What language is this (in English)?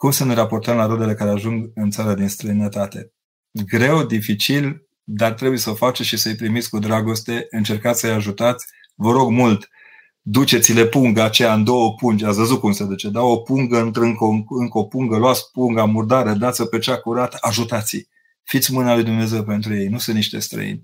Romanian